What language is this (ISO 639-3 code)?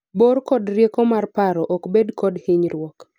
luo